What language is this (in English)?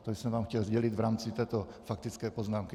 Czech